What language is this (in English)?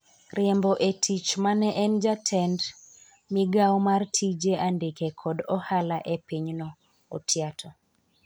Luo (Kenya and Tanzania)